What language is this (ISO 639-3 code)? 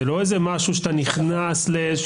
heb